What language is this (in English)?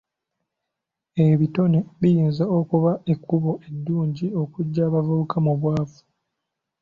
Ganda